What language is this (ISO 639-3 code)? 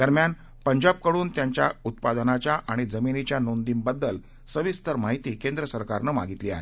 mar